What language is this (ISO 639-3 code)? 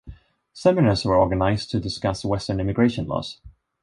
eng